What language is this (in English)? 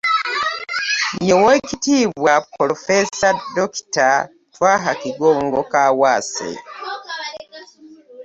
Ganda